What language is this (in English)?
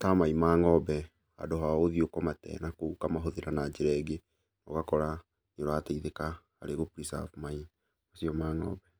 Kikuyu